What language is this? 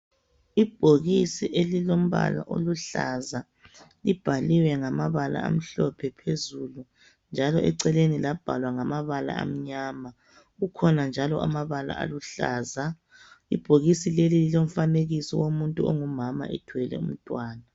North Ndebele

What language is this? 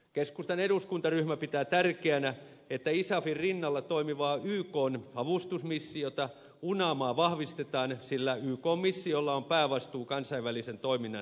Finnish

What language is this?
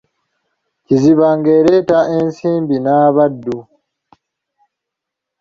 Ganda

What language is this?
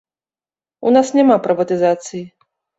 Belarusian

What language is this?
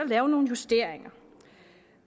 Danish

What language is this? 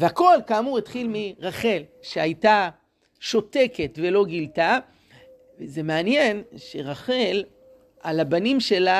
Hebrew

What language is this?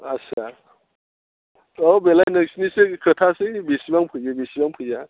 Bodo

